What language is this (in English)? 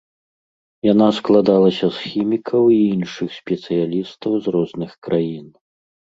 Belarusian